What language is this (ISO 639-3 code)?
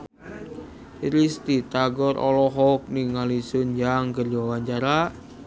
sun